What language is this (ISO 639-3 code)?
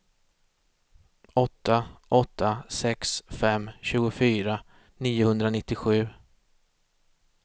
swe